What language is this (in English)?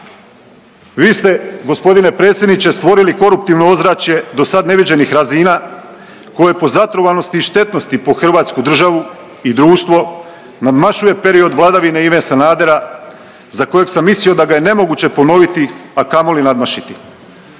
Croatian